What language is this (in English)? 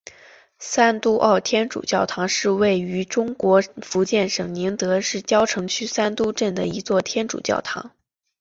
Chinese